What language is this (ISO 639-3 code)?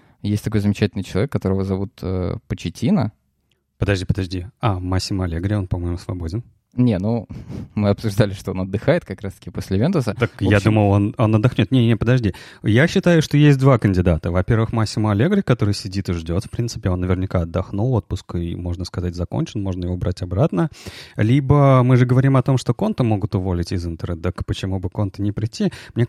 rus